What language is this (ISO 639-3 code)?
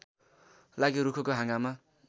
nep